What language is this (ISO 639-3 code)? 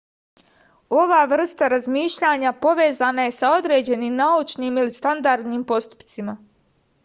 srp